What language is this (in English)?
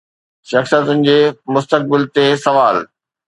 Sindhi